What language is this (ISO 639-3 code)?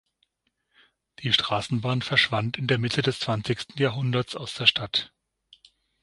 deu